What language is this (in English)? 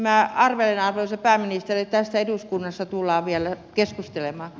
Finnish